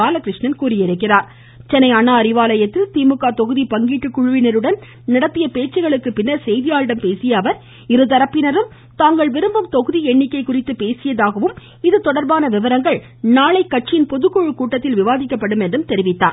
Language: Tamil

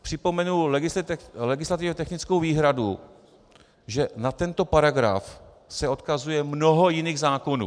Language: Czech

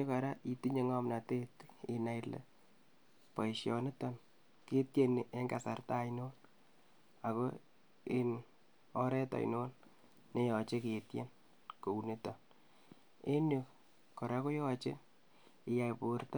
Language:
Kalenjin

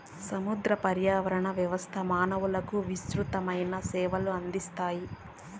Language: Telugu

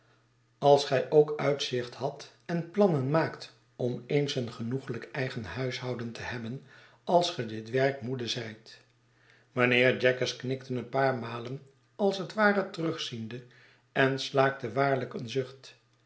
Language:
Dutch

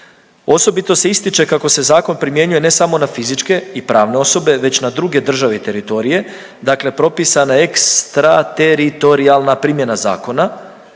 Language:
Croatian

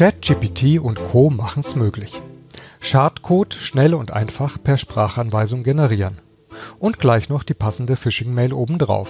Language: German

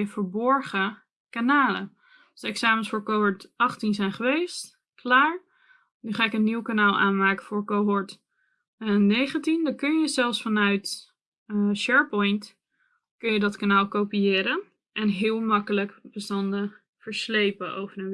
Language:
Dutch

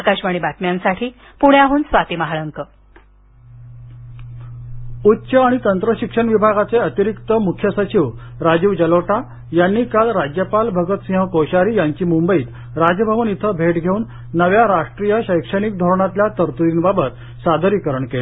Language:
Marathi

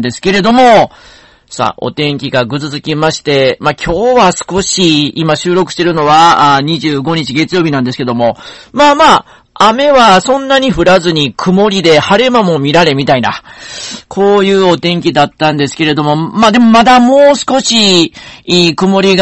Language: Japanese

